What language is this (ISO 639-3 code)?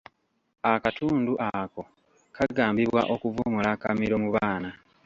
lug